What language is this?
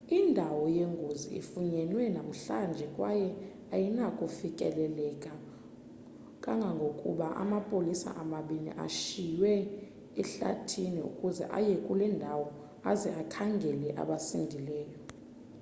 Xhosa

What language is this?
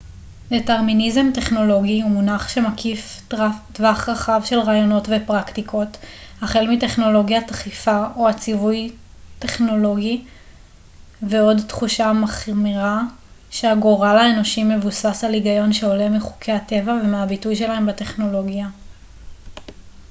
Hebrew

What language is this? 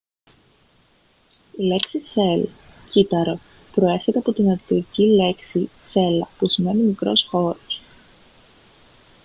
Greek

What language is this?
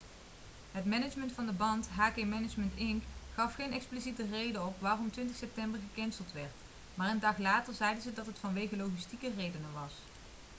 Dutch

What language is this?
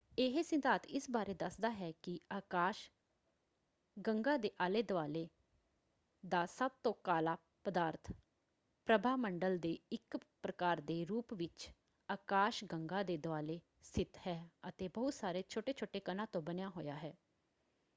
Punjabi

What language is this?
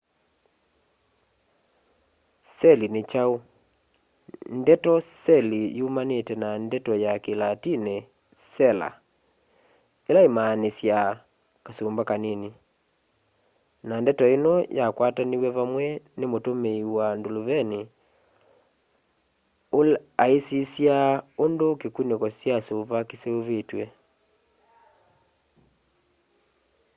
Kamba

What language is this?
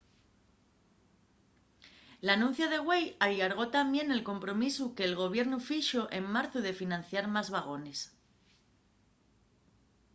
Asturian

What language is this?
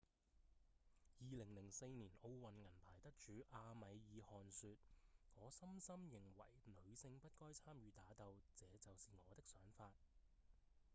Cantonese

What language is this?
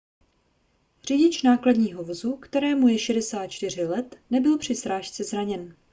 Czech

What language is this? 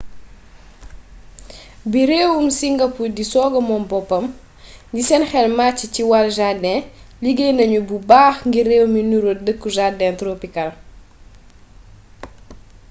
Wolof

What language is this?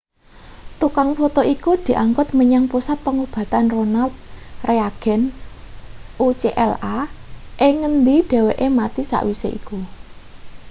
Javanese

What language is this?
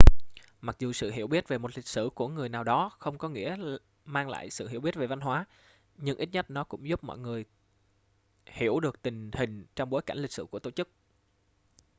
Vietnamese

